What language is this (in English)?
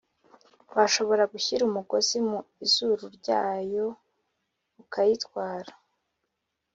Kinyarwanda